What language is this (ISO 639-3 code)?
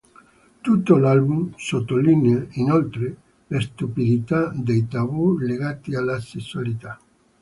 ita